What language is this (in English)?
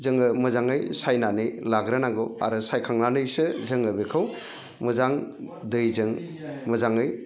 Bodo